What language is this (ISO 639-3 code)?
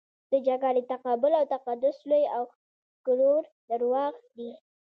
pus